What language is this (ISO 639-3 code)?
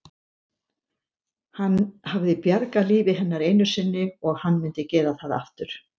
isl